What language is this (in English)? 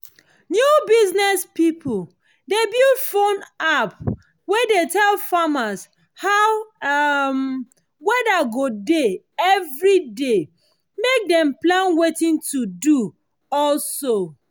Nigerian Pidgin